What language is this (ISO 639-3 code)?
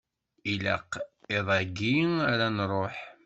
kab